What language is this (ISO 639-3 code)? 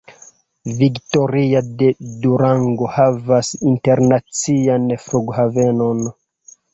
epo